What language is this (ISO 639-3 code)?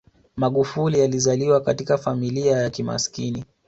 swa